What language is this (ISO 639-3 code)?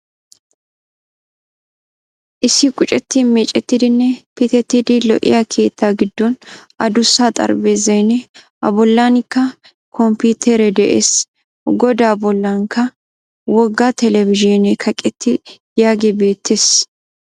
wal